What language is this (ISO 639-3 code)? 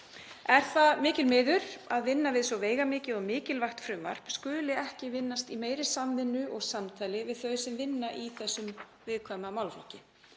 isl